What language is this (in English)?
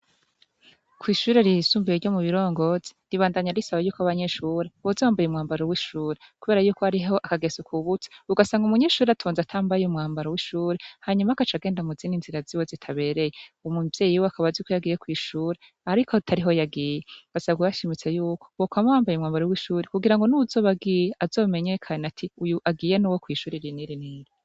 Rundi